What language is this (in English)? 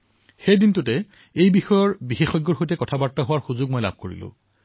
Assamese